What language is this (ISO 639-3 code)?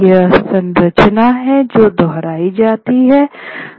hin